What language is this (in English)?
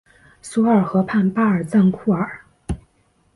Chinese